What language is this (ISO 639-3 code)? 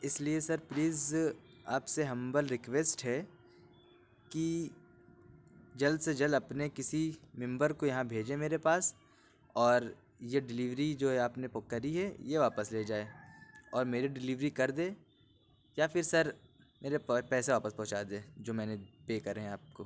urd